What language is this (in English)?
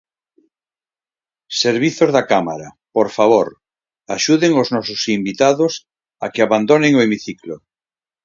Galician